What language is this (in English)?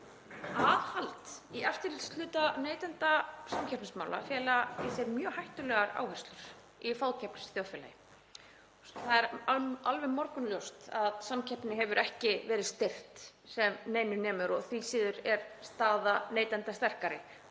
Icelandic